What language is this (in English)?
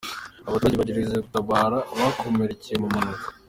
Kinyarwanda